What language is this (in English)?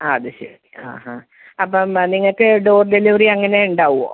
Malayalam